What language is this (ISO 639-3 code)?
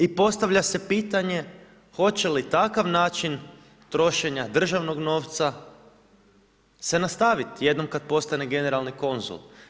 hrv